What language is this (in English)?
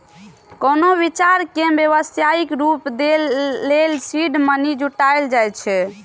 Maithili